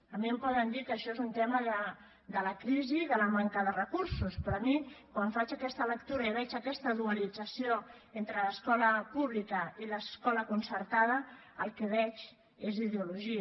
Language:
Catalan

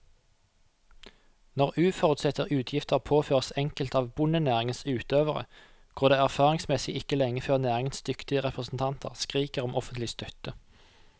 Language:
Norwegian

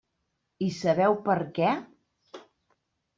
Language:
Catalan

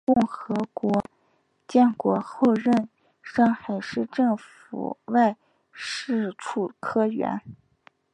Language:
Chinese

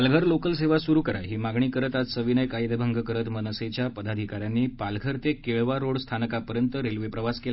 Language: Marathi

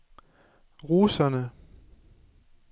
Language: Danish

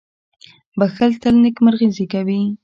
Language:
Pashto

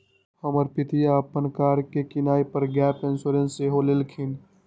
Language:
Magahi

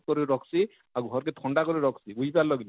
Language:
Odia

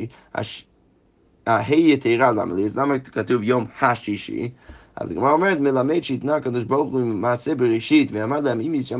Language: Hebrew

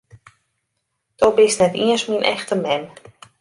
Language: Western Frisian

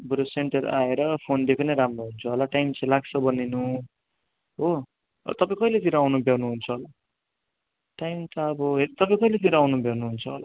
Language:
Nepali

